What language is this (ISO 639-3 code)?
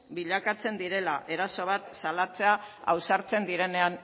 eus